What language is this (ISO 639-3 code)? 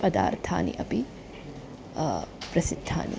san